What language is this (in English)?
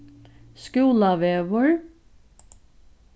Faroese